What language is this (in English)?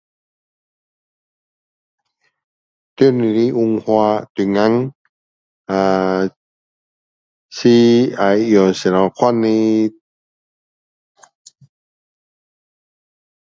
Min Dong Chinese